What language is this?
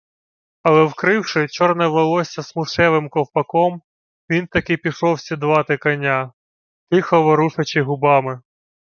Ukrainian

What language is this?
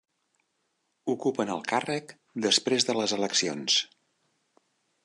Catalan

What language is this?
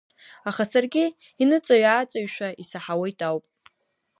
Abkhazian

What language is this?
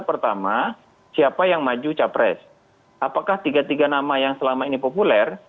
Indonesian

